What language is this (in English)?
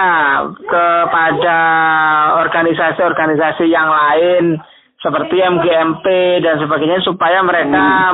Indonesian